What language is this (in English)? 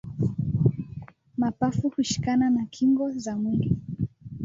Swahili